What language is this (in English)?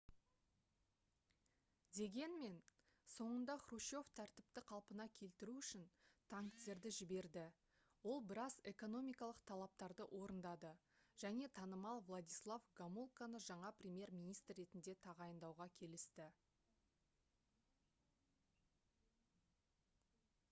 Kazakh